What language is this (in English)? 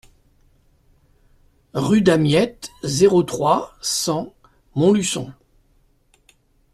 French